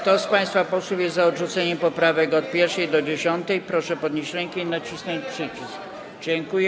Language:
Polish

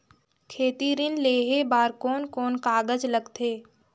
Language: Chhattisgarhi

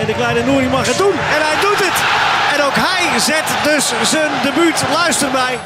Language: Dutch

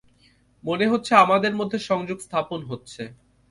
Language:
Bangla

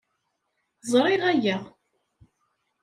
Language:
Kabyle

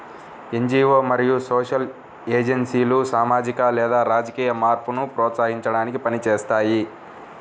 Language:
Telugu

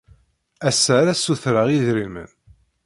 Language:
Kabyle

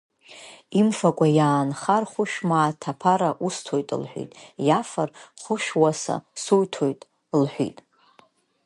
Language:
Abkhazian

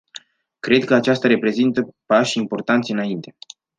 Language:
Romanian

